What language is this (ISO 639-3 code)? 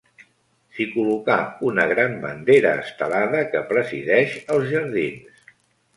cat